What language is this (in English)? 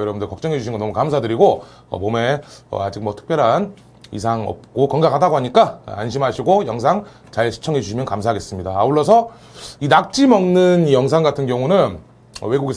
Korean